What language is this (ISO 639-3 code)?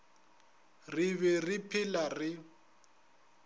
nso